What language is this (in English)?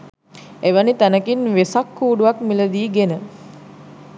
Sinhala